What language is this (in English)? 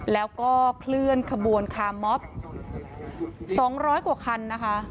Thai